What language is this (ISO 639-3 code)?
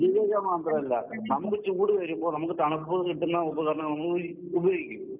mal